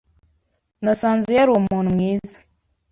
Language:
Kinyarwanda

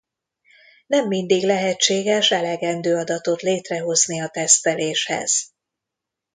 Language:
Hungarian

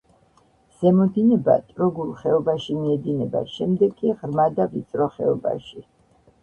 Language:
Georgian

